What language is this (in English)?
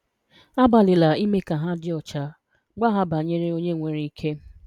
Igbo